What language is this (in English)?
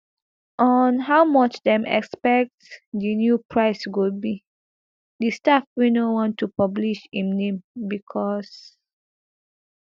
Nigerian Pidgin